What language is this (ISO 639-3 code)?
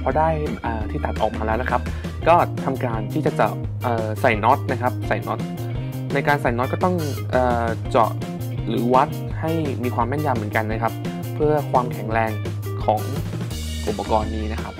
tha